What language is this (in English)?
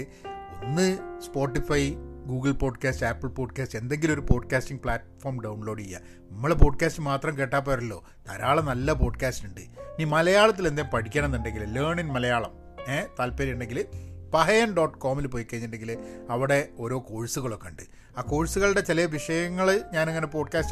Malayalam